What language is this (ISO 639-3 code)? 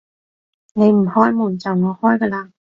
yue